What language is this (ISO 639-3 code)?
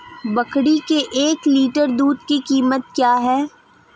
hin